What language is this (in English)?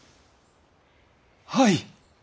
Japanese